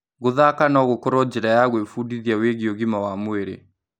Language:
Kikuyu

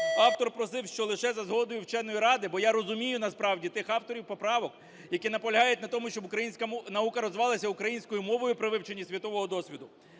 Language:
Ukrainian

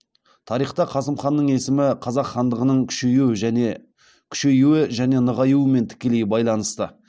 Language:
Kazakh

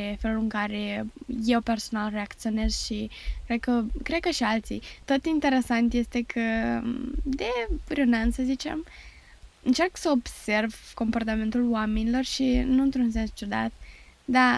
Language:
Romanian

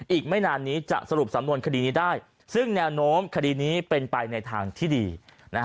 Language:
Thai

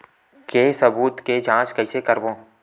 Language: Chhattisgarhi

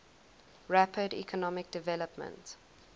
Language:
English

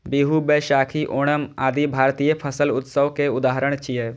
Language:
Maithili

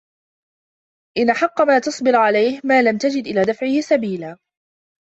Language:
Arabic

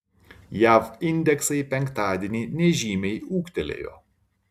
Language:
Lithuanian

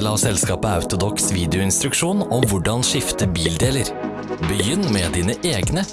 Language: Norwegian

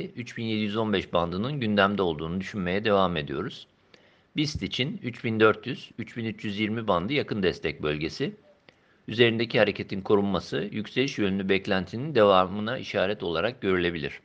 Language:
Turkish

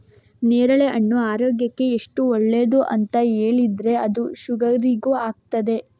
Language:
Kannada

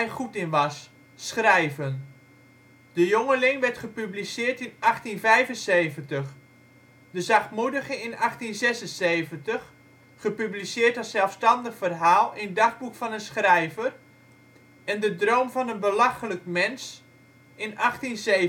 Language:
Dutch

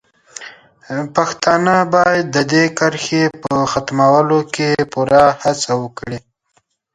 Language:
Pashto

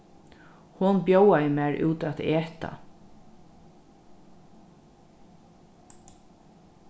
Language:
Faroese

